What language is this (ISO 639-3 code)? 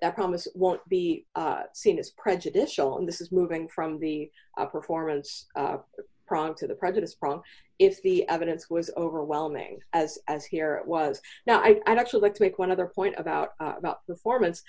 eng